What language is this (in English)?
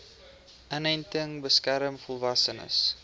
Afrikaans